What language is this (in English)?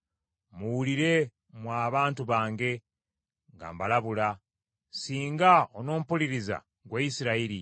Ganda